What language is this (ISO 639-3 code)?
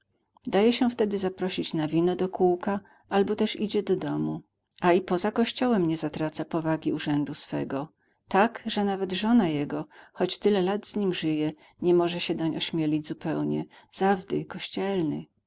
pol